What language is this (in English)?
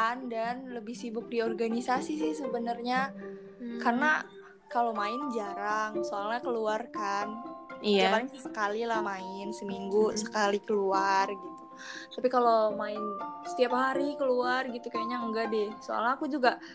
Indonesian